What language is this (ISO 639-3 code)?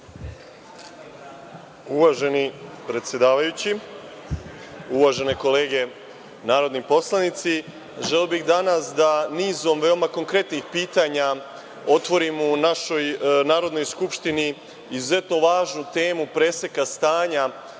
srp